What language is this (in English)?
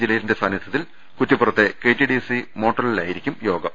Malayalam